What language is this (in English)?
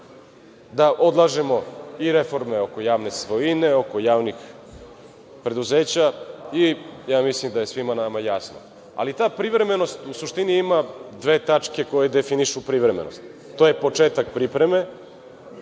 Serbian